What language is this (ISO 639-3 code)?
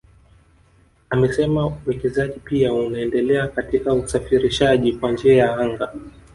swa